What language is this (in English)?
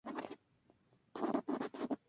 Spanish